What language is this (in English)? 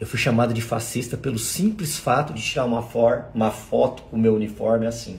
Portuguese